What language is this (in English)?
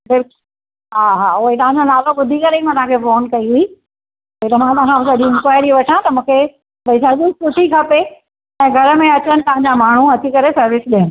Sindhi